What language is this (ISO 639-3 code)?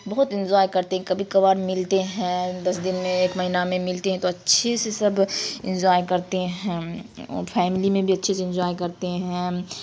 urd